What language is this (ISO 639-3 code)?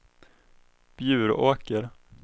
swe